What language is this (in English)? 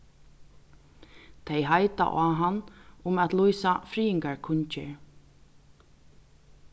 Faroese